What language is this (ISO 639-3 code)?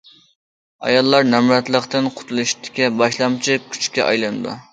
uig